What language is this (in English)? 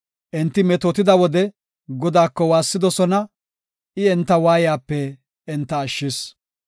Gofa